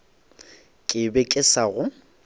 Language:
Northern Sotho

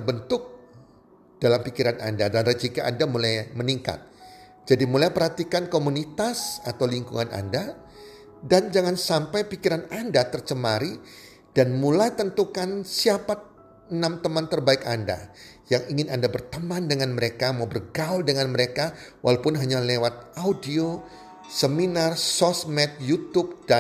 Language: Indonesian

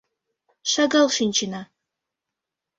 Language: Mari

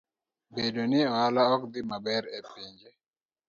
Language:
Luo (Kenya and Tanzania)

